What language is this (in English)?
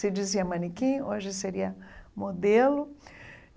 Portuguese